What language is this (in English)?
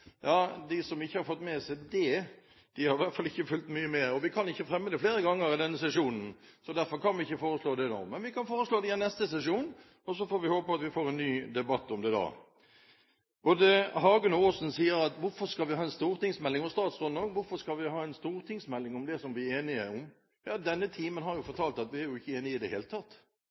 Norwegian Bokmål